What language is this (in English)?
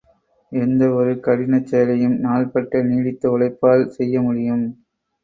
Tamil